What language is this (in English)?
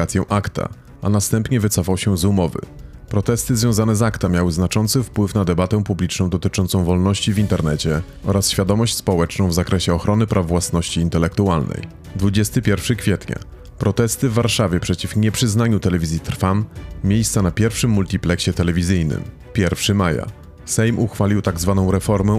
Polish